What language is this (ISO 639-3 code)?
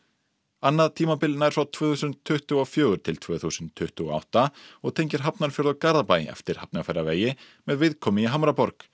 isl